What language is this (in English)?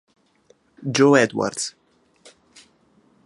Italian